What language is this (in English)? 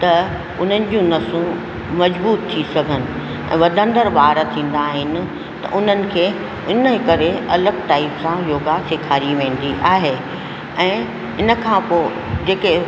Sindhi